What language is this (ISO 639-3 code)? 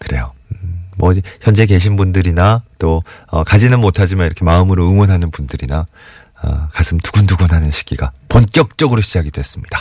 kor